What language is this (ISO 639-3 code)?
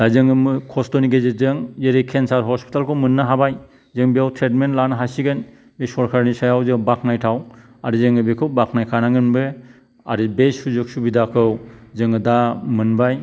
brx